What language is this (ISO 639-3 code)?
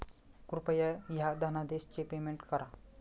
mar